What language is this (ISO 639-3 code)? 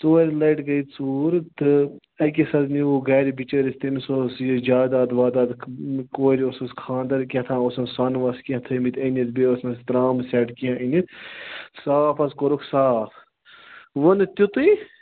kas